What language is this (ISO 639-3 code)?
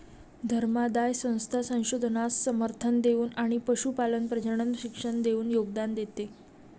mar